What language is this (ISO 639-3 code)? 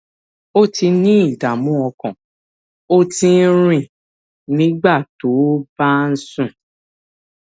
yor